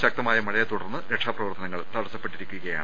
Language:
Malayalam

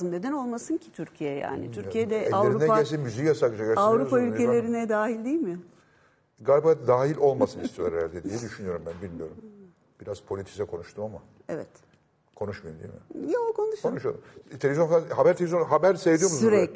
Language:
Turkish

